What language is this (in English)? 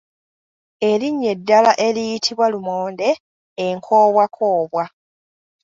Ganda